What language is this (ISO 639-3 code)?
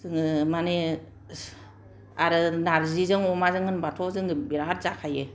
brx